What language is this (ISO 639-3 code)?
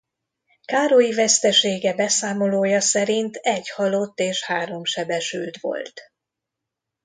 hun